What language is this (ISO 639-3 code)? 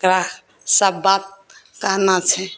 mai